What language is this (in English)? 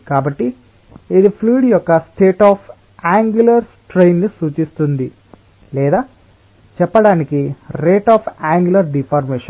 Telugu